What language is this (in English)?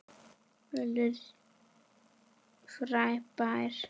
Icelandic